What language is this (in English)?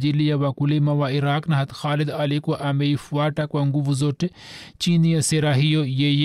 Swahili